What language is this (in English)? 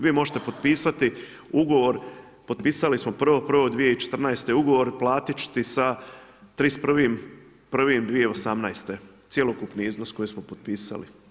Croatian